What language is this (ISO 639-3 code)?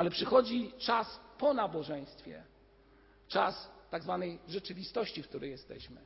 pol